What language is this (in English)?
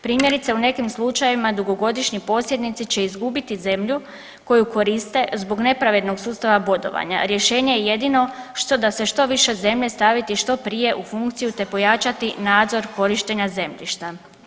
Croatian